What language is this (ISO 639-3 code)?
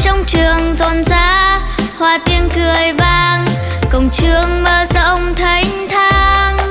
vie